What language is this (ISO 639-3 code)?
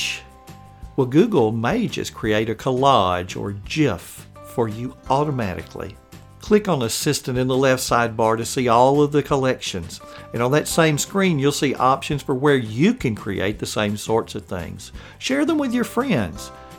eng